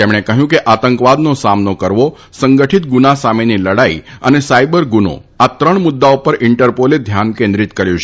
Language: Gujarati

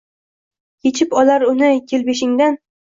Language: Uzbek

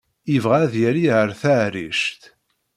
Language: Kabyle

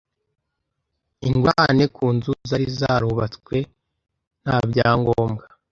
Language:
Kinyarwanda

